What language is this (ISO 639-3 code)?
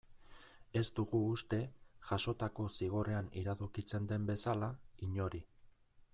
eus